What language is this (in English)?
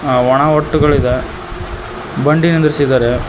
Kannada